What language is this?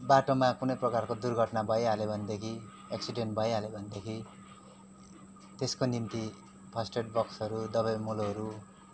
Nepali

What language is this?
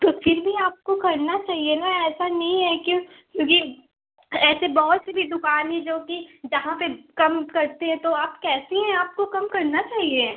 Hindi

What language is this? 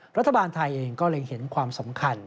Thai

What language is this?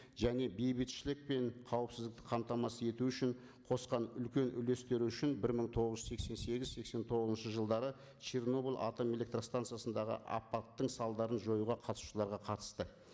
Kazakh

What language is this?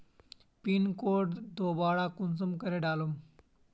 Magahi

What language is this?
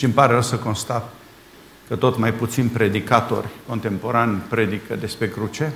Romanian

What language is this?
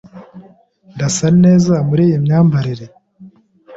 Kinyarwanda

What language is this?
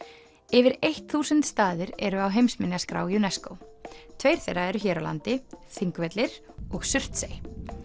Icelandic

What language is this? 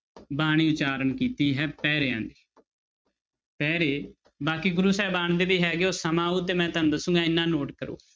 Punjabi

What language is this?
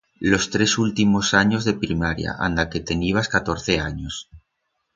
Aragonese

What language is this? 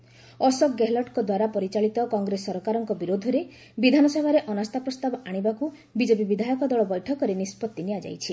Odia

